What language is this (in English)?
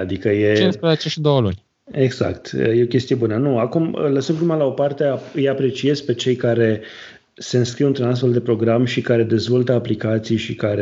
Romanian